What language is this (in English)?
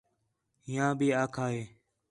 Khetrani